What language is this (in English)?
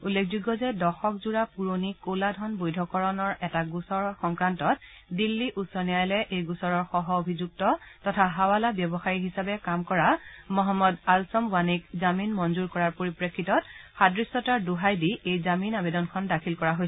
Assamese